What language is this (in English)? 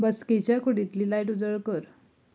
Konkani